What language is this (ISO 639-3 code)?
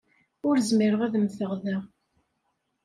kab